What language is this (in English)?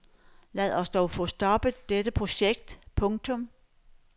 Danish